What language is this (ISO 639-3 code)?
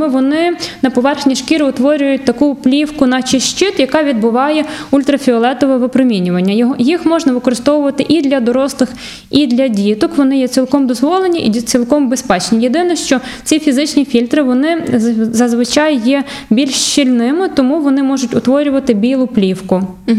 ukr